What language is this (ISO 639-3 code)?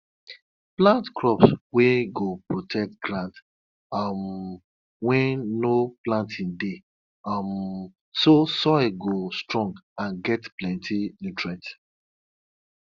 pcm